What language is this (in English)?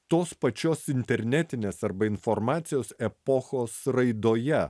Lithuanian